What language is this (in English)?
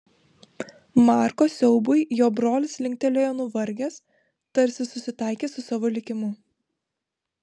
Lithuanian